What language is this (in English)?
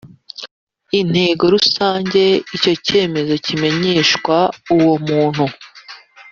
Kinyarwanda